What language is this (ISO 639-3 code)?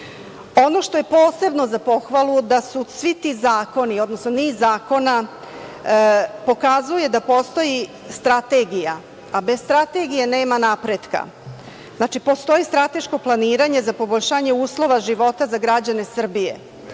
srp